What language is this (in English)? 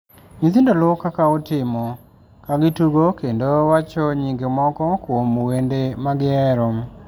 Luo (Kenya and Tanzania)